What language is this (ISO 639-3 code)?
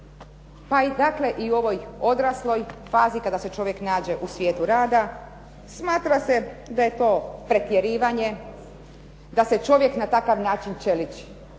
hrv